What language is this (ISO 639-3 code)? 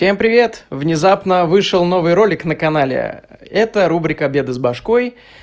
rus